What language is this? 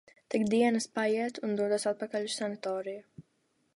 Latvian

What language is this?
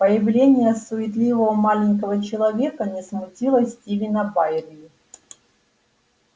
Russian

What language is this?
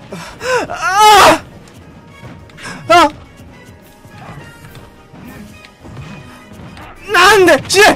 Japanese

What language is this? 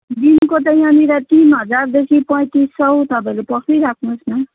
Nepali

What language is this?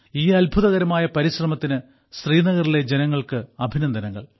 Malayalam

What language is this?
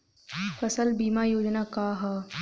Bhojpuri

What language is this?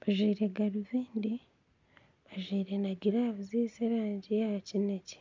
Nyankole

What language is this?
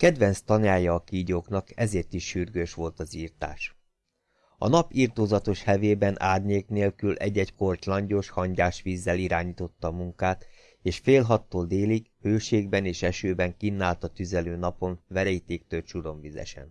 Hungarian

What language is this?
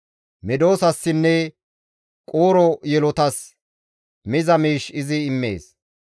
Gamo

